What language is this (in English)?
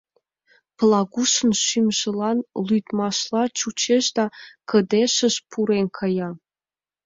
Mari